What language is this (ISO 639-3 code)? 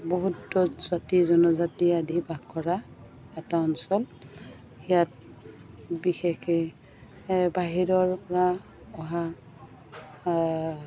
asm